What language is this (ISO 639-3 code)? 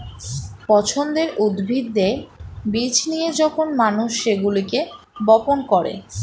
ben